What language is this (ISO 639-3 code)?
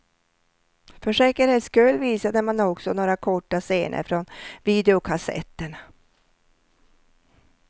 swe